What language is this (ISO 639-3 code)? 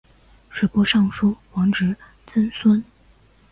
zho